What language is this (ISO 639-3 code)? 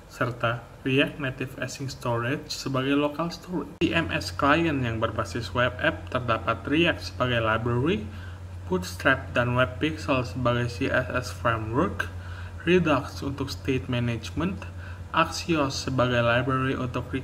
ind